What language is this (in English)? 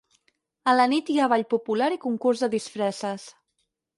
Catalan